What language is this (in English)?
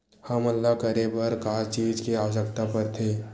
Chhattisgarhi